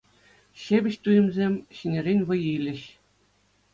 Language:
Chuvash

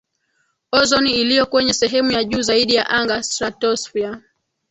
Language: Swahili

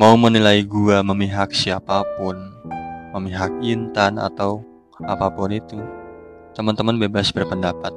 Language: Indonesian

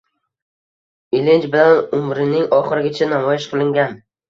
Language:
Uzbek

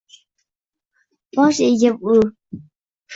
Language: Uzbek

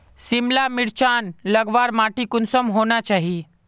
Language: Magahi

